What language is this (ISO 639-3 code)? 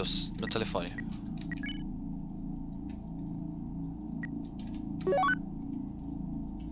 por